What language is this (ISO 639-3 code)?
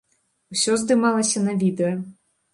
bel